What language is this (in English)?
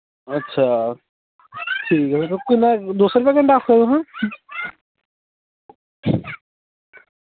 Dogri